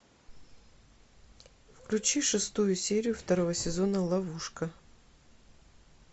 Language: Russian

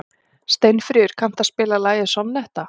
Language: Icelandic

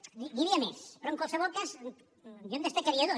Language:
Catalan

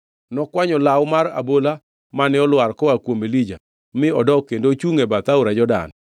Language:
Luo (Kenya and Tanzania)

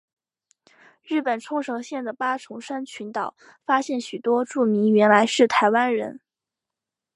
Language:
Chinese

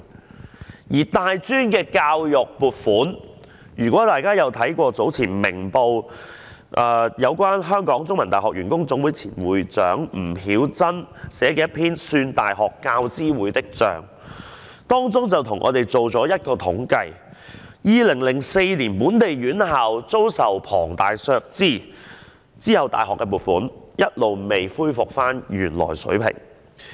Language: Cantonese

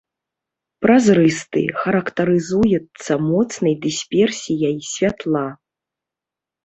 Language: Belarusian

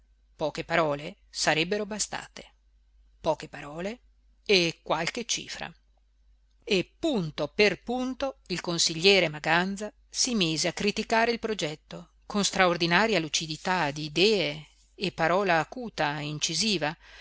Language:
Italian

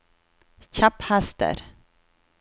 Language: Norwegian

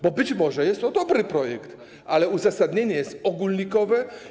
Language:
Polish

